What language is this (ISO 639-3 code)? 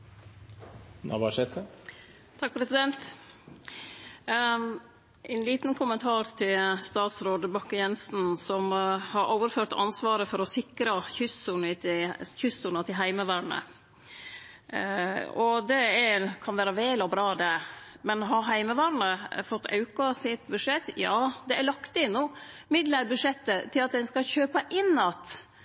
nno